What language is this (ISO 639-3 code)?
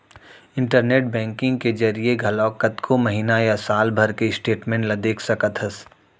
hne